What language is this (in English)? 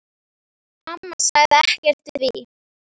Icelandic